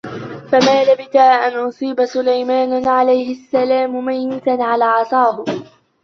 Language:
Arabic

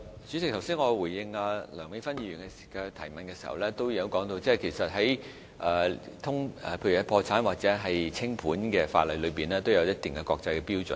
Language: Cantonese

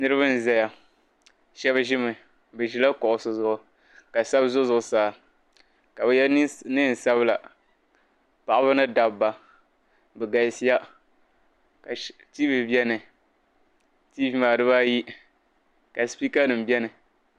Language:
Dagbani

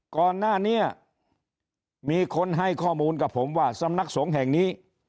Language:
Thai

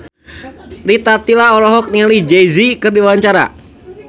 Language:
Sundanese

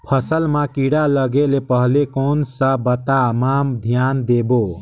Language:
Chhattisgarhi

